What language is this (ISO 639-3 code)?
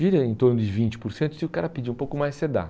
por